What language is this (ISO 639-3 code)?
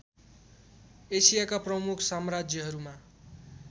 nep